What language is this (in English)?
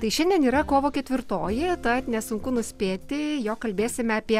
Lithuanian